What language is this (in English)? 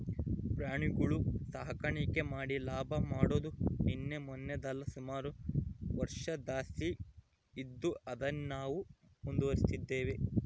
Kannada